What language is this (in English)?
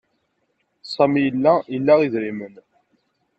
Kabyle